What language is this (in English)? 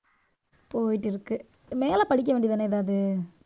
Tamil